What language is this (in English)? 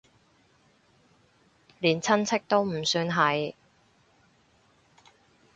Cantonese